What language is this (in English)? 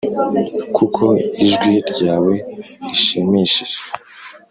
Kinyarwanda